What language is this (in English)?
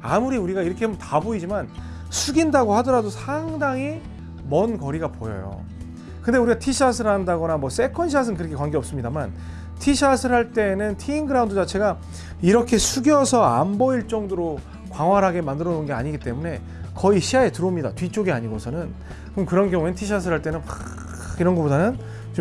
Korean